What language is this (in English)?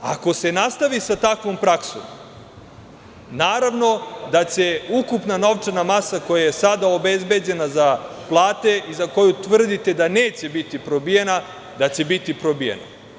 Serbian